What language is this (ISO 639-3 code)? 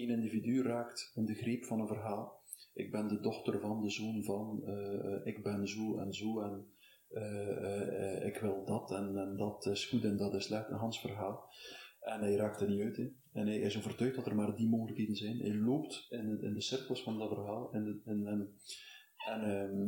nld